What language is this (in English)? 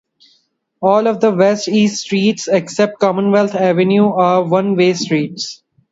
English